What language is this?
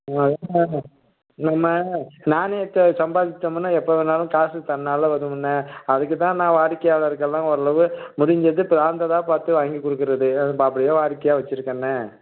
Tamil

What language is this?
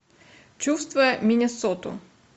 Russian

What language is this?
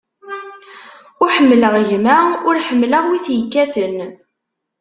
Kabyle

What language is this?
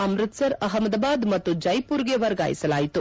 Kannada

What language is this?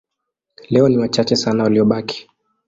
Swahili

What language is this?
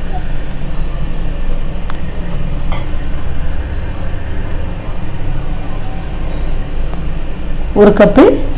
Indonesian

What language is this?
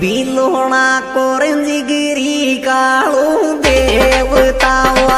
Hindi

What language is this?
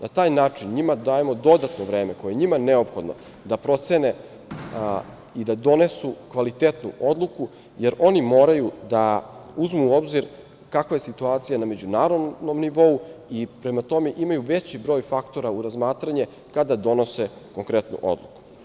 Serbian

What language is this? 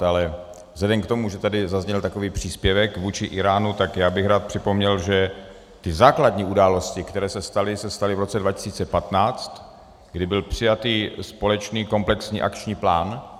Czech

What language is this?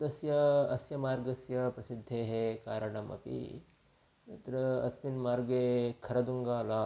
Sanskrit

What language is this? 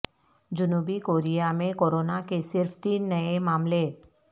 Urdu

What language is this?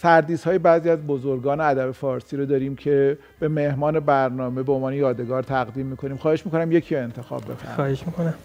Persian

